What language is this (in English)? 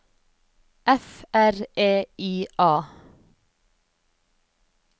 Norwegian